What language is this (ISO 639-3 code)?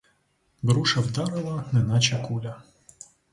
ukr